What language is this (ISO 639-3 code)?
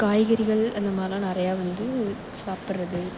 tam